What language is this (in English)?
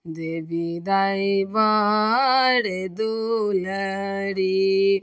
Maithili